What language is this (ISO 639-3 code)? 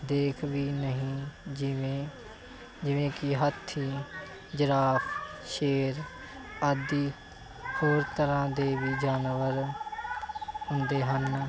pan